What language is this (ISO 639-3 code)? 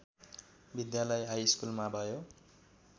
nep